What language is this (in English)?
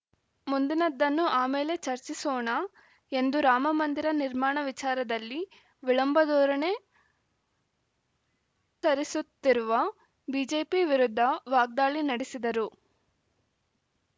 Kannada